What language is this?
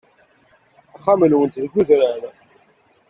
Kabyle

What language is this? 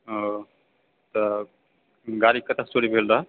Maithili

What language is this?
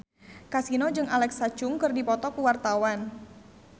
Sundanese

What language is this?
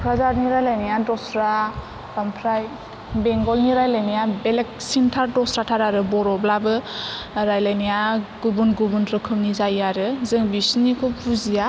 Bodo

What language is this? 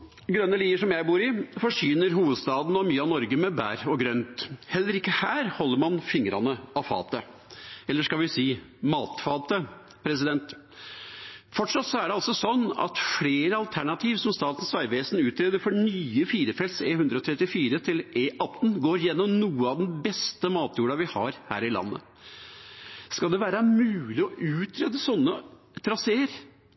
Norwegian Bokmål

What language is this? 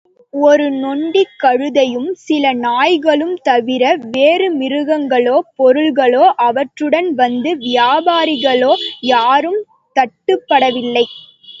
Tamil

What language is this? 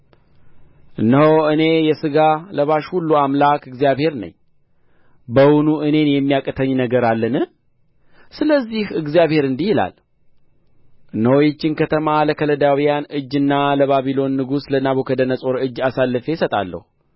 Amharic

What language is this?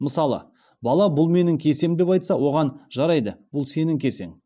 Kazakh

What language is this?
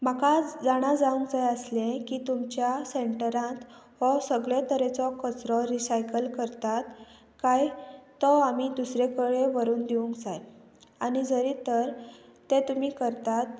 Konkani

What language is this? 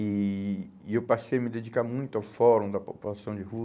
Portuguese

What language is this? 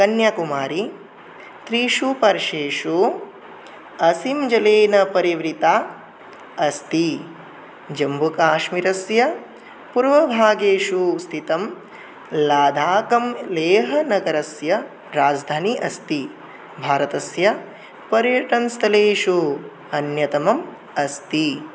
Sanskrit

